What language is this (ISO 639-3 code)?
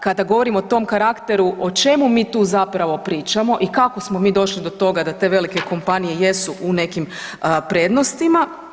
hrv